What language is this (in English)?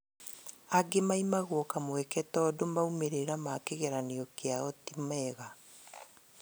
Kikuyu